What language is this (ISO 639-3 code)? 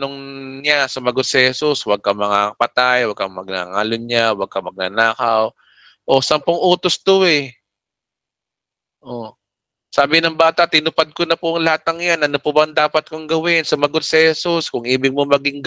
fil